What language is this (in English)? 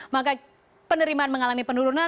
Indonesian